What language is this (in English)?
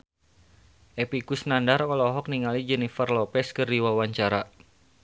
Sundanese